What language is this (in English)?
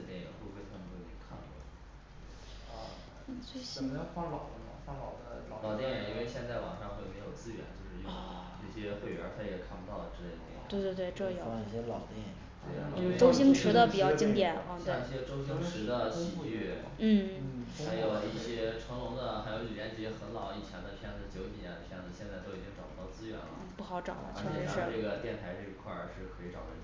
Chinese